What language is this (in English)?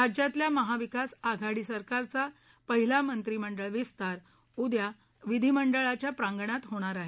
Marathi